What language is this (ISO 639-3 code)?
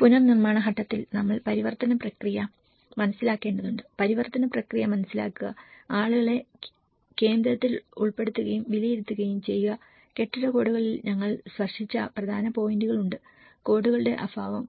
mal